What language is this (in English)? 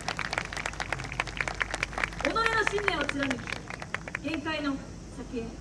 Japanese